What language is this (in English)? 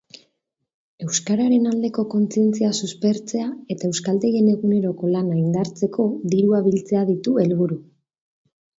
Basque